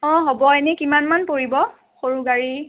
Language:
Assamese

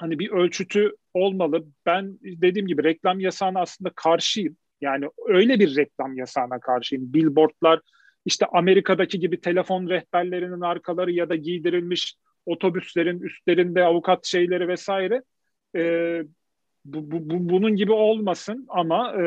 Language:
Turkish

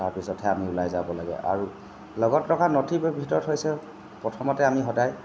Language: Assamese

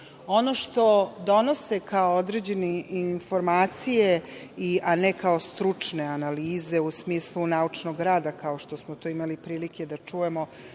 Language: Serbian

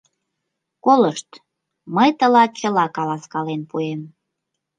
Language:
Mari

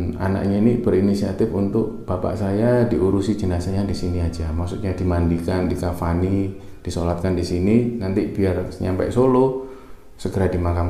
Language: Indonesian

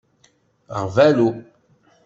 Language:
Kabyle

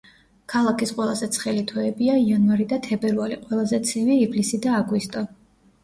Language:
Georgian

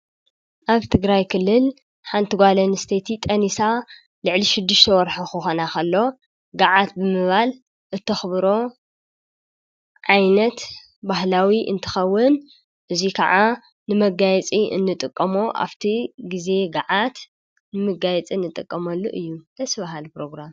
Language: Tigrinya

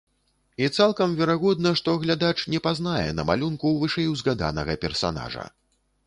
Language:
Belarusian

